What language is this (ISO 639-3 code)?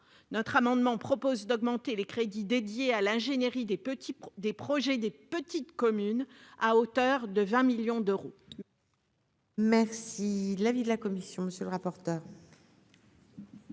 fra